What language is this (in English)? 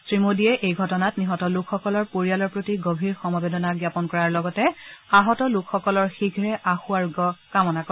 Assamese